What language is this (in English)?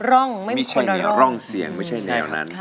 Thai